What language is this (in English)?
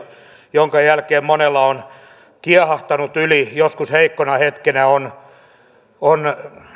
Finnish